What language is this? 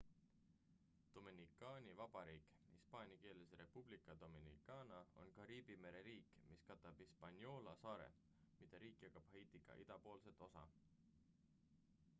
Estonian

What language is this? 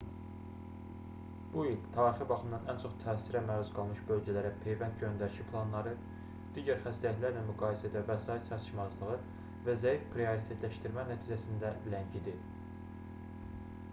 Azerbaijani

